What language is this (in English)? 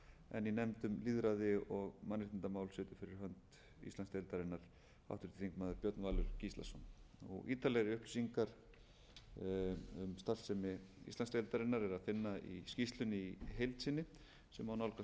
Icelandic